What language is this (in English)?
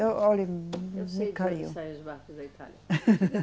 Portuguese